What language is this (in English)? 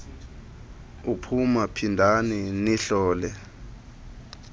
Xhosa